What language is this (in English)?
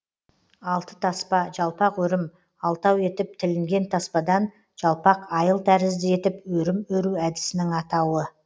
Kazakh